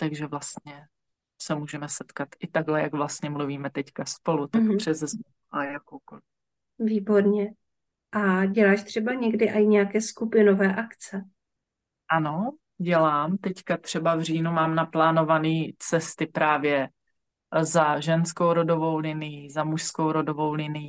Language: Czech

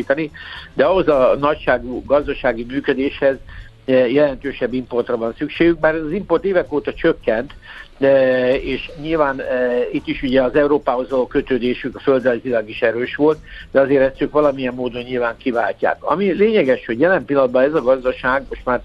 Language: Hungarian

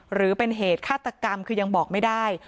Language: Thai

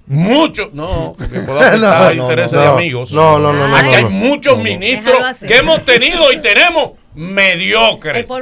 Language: Spanish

